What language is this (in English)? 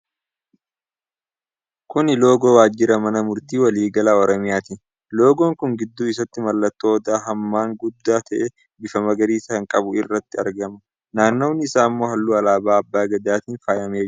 Oromo